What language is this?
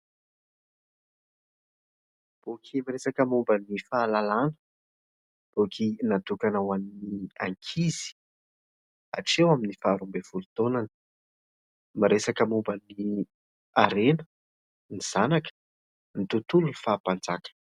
Malagasy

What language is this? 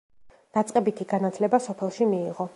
Georgian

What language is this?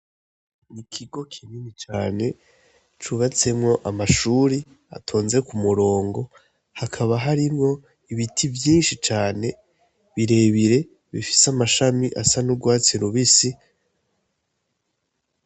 Rundi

